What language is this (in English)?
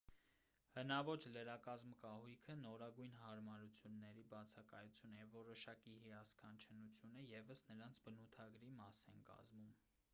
Armenian